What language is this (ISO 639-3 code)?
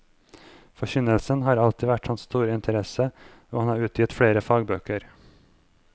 nor